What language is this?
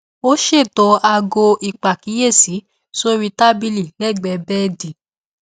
Yoruba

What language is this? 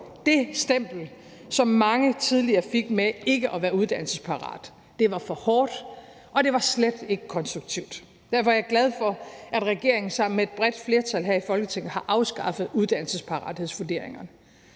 Danish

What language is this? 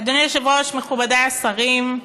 Hebrew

